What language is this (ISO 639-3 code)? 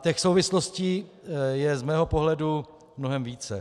ces